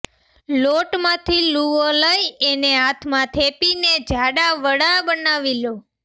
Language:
Gujarati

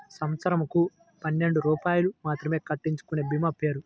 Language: Telugu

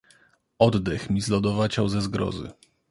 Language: Polish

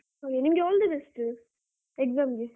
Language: Kannada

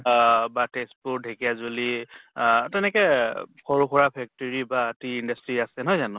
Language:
Assamese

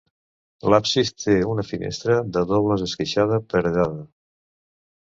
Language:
Catalan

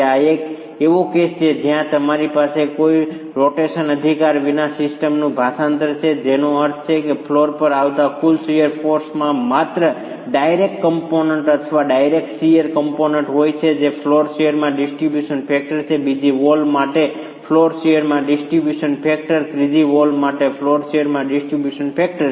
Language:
Gujarati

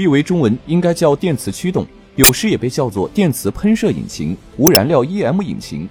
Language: Chinese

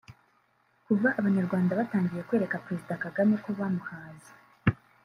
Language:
Kinyarwanda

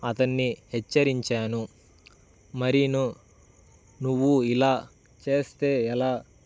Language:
Telugu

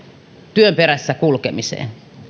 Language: Finnish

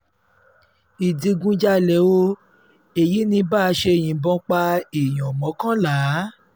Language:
Yoruba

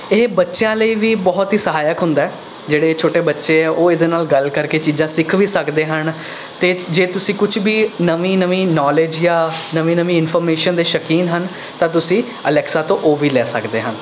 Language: Punjabi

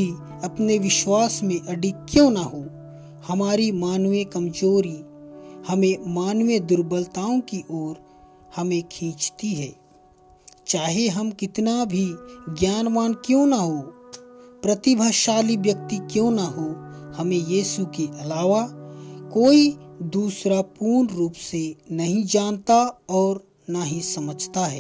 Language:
Hindi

